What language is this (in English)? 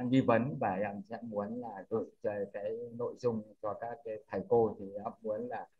Vietnamese